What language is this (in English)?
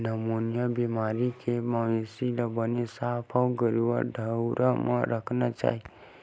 Chhattisgarhi